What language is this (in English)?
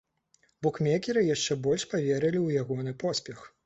Belarusian